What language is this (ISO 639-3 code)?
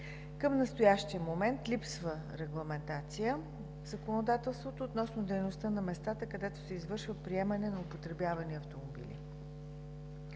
bul